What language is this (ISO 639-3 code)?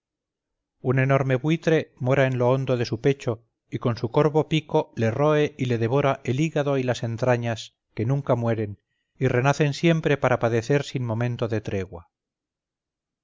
spa